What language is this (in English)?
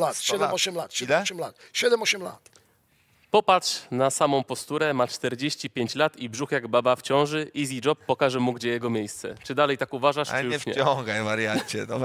Polish